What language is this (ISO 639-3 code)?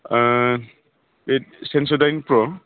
brx